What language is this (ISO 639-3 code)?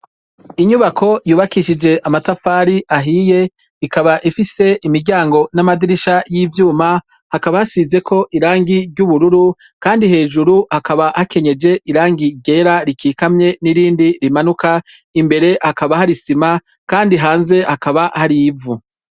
run